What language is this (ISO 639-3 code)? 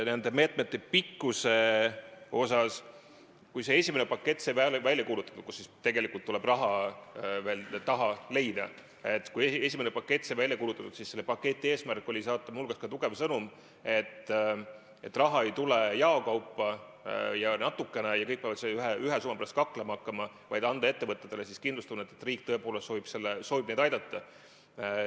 est